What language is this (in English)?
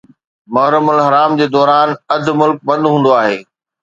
Sindhi